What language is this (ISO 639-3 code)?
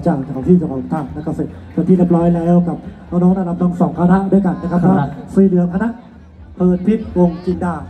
tha